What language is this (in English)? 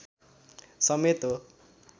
Nepali